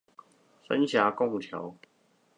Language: Chinese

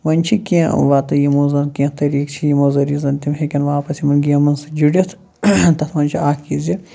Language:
Kashmiri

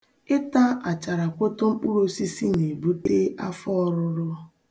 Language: Igbo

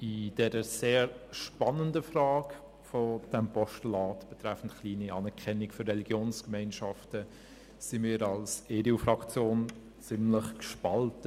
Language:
Swiss German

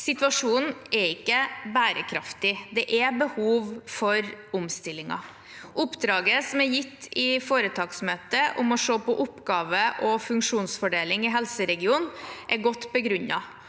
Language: Norwegian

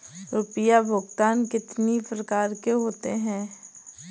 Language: Hindi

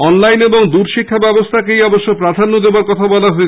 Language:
Bangla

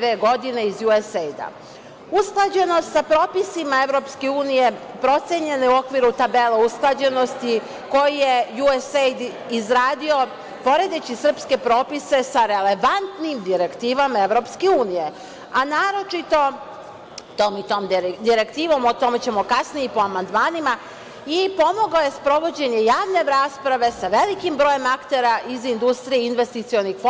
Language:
Serbian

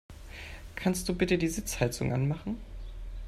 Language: German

